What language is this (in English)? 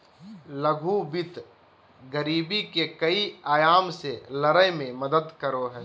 Magahi